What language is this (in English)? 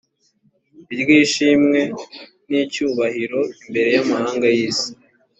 Kinyarwanda